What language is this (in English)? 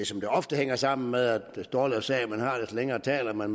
Danish